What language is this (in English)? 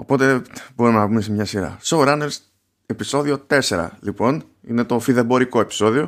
Greek